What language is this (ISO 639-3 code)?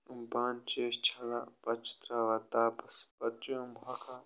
kas